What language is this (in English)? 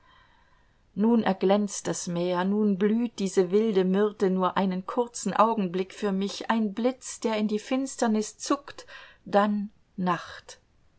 German